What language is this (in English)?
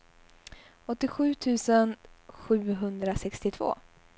Swedish